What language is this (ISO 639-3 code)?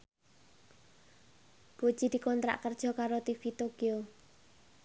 jav